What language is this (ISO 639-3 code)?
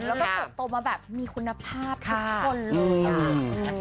tha